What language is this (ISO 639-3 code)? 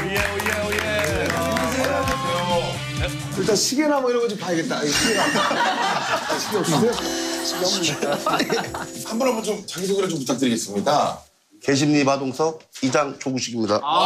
kor